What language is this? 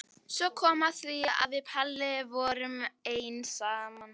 Icelandic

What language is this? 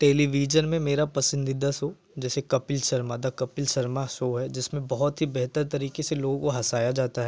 Hindi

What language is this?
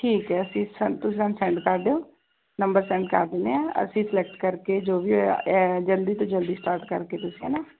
Punjabi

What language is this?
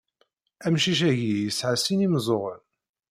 Kabyle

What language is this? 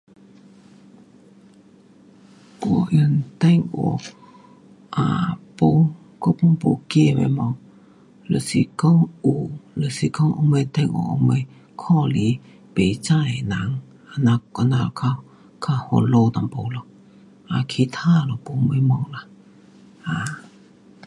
Pu-Xian Chinese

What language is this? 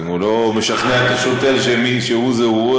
Hebrew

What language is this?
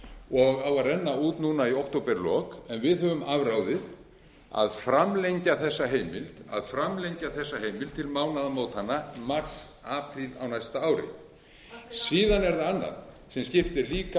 Icelandic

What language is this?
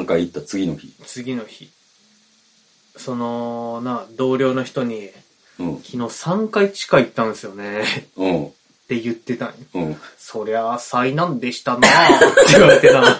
Japanese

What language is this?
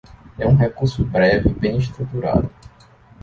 Portuguese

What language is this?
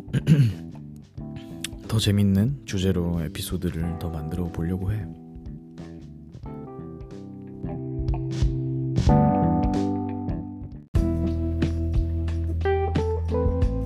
Korean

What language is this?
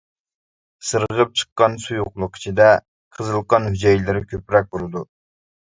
Uyghur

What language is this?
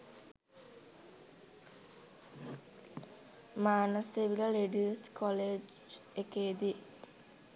Sinhala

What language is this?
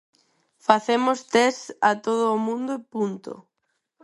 Galician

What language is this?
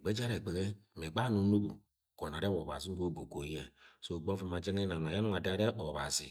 Agwagwune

